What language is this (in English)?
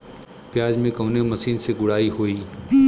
Bhojpuri